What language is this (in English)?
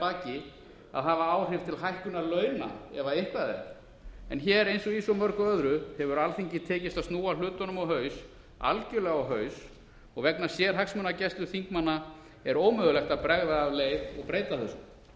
Icelandic